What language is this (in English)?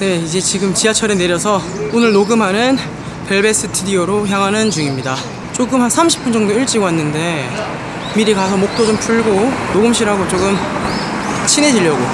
Korean